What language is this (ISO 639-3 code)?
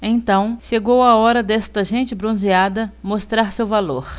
por